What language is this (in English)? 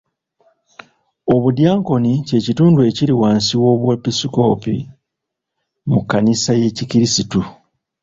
Ganda